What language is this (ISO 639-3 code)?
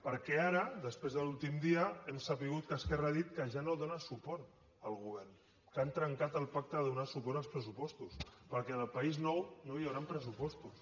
cat